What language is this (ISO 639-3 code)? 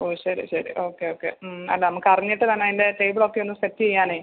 mal